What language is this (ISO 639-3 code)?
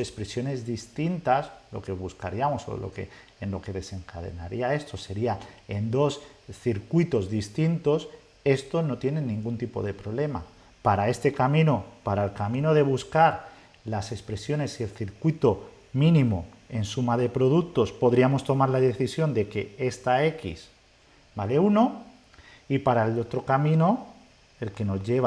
spa